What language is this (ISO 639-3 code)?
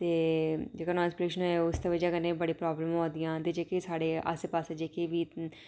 doi